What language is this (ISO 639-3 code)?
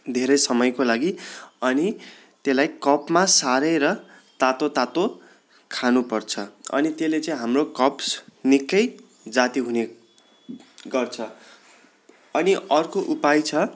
nep